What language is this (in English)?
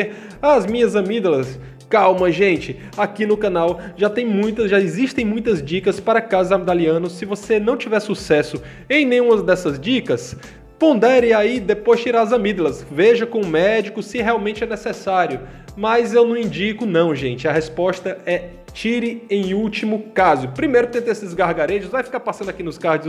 Portuguese